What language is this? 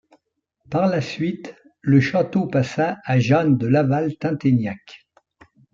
French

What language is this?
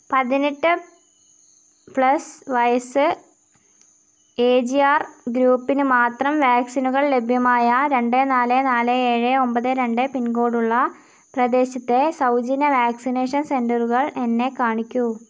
Malayalam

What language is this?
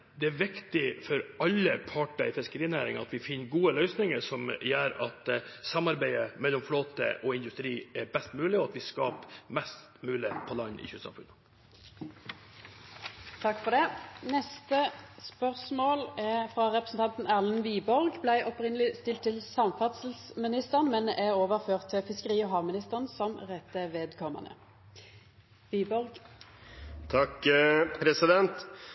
Norwegian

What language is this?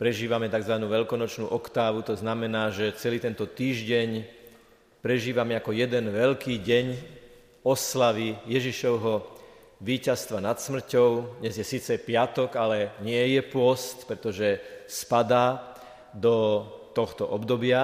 Slovak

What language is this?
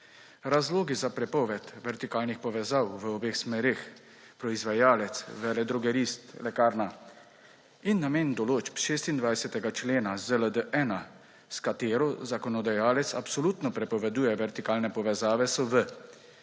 Slovenian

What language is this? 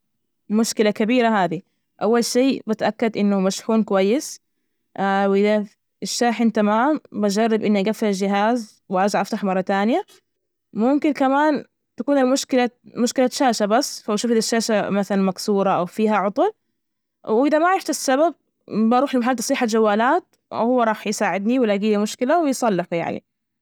Najdi Arabic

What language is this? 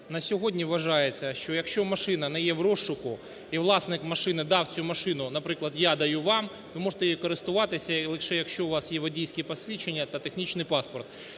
Ukrainian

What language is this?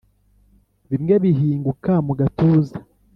Kinyarwanda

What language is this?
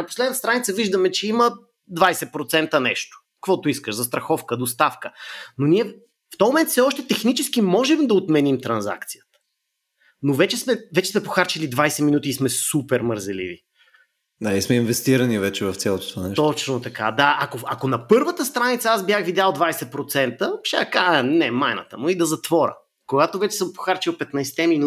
Bulgarian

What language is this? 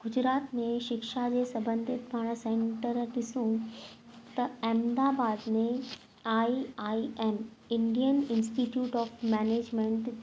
Sindhi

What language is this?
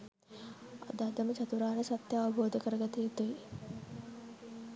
Sinhala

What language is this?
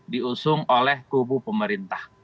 Indonesian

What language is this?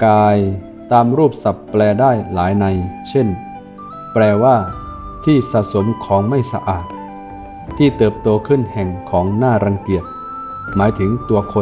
Thai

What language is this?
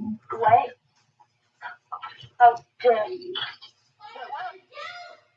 English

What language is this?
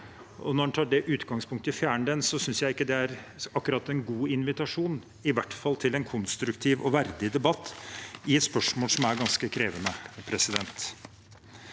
Norwegian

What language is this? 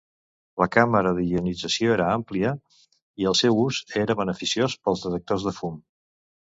Catalan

